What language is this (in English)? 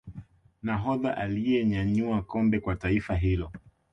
Swahili